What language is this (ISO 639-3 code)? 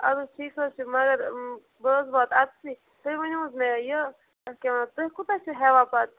kas